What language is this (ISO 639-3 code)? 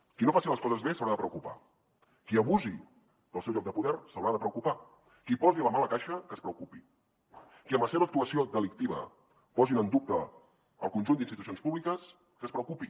cat